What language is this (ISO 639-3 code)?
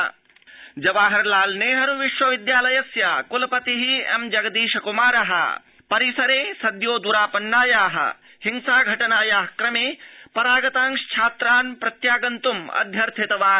san